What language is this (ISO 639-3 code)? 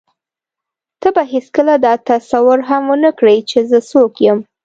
pus